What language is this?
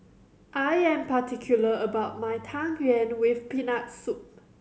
English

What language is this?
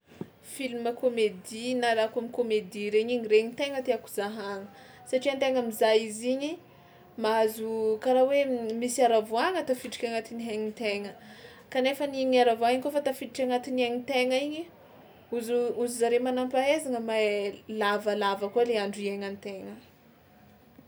Tsimihety Malagasy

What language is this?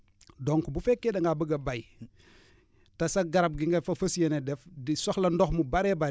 Wolof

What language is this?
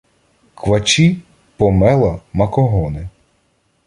Ukrainian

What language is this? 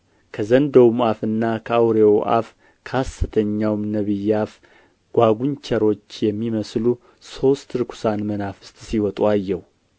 Amharic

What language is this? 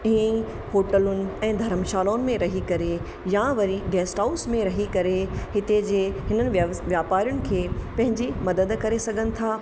Sindhi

